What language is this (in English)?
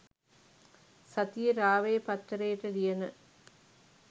Sinhala